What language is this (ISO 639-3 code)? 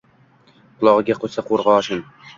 uzb